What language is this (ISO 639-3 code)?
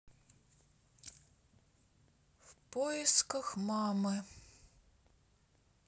rus